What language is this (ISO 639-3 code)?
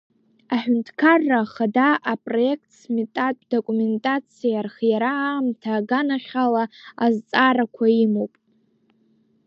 abk